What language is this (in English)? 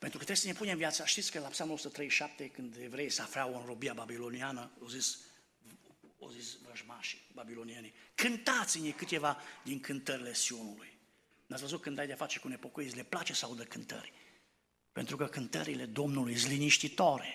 Romanian